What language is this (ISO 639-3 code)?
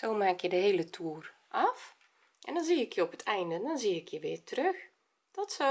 nld